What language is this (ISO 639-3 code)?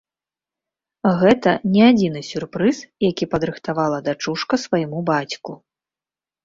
bel